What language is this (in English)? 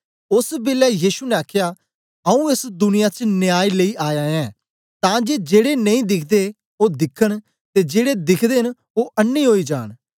Dogri